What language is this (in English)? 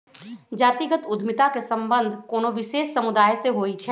Magahi